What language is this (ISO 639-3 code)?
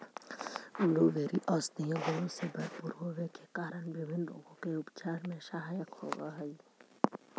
mag